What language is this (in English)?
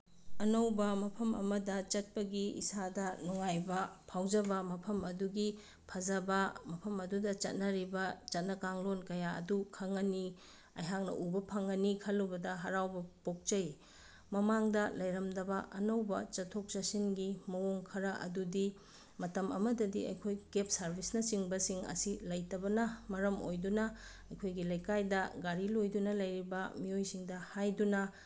Manipuri